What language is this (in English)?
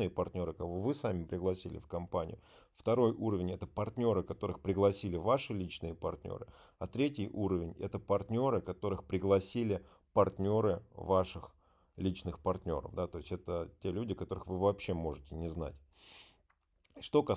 Russian